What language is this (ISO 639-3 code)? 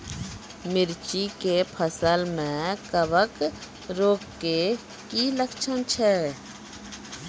mai